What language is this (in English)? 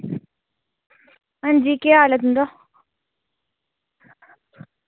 Dogri